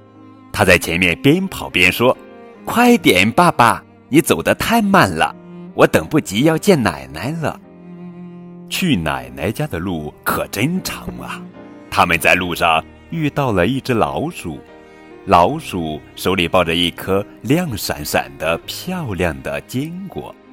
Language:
Chinese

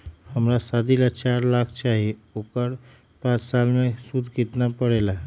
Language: Magahi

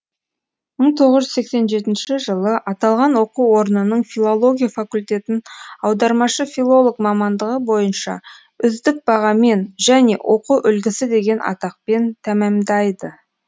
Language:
Kazakh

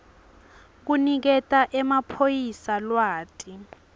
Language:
Swati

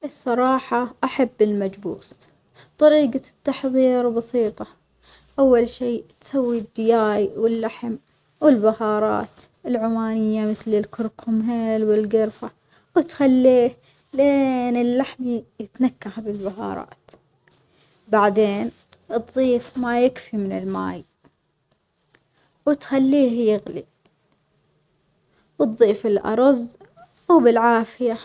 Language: Omani Arabic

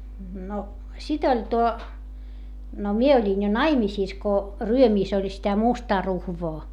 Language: Finnish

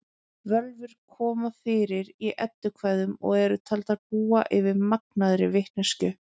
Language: Icelandic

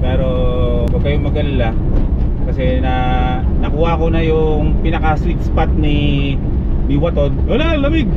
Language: Filipino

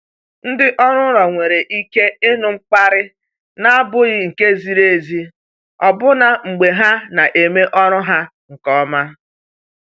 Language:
Igbo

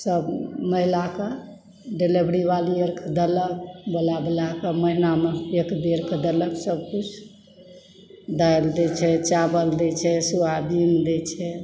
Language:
Maithili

